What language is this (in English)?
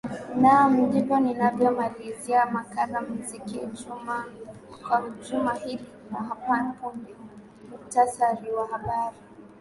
Swahili